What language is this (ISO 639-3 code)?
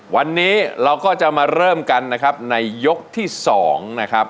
tha